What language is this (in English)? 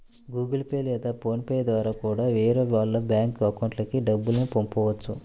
Telugu